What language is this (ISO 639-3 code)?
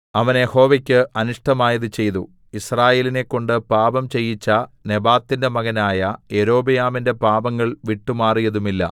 mal